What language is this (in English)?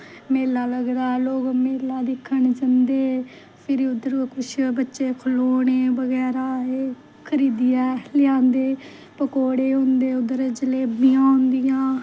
Dogri